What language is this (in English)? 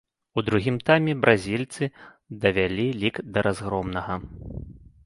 Belarusian